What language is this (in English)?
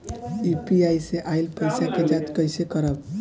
Bhojpuri